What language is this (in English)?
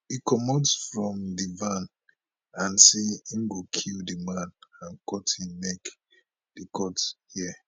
Nigerian Pidgin